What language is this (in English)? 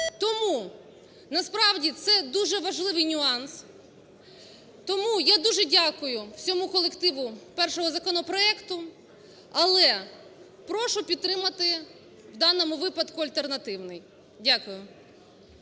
Ukrainian